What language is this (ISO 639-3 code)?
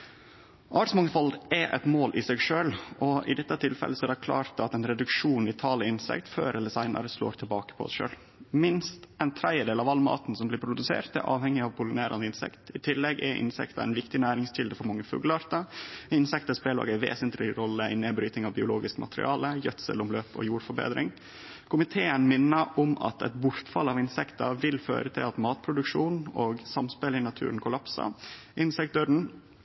nno